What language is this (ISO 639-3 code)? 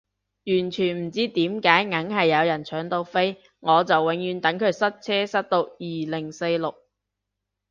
yue